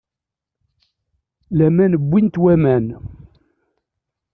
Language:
Kabyle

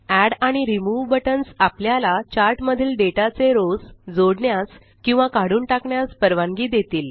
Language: Marathi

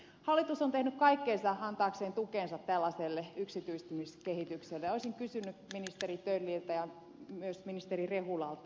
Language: Finnish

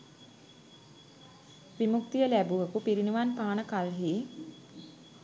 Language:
Sinhala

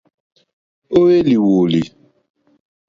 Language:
Mokpwe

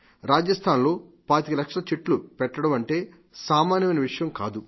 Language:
Telugu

